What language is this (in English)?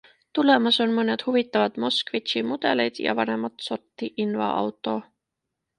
Estonian